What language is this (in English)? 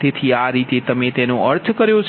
Gujarati